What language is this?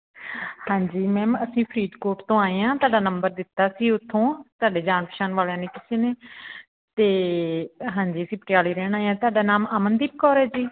Punjabi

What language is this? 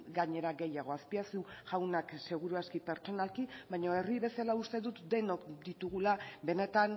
Basque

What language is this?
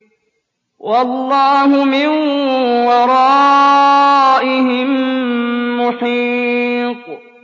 Arabic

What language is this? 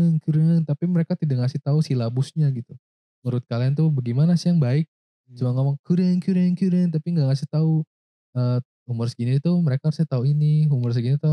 Indonesian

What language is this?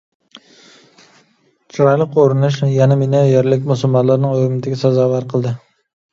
Uyghur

